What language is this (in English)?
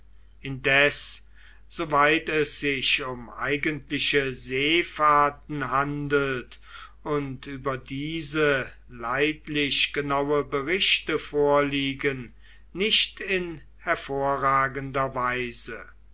German